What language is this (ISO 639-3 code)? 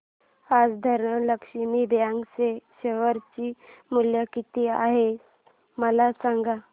mar